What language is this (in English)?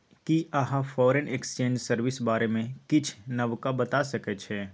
Maithili